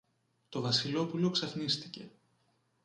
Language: Greek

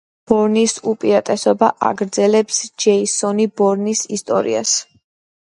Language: Georgian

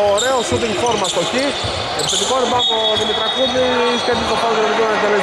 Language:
Greek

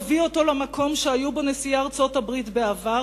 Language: Hebrew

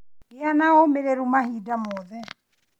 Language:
Kikuyu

